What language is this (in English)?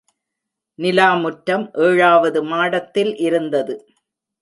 Tamil